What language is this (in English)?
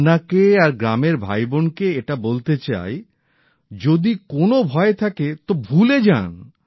Bangla